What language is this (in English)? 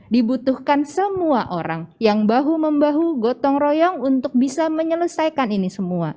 Indonesian